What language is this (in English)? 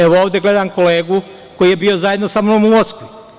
Serbian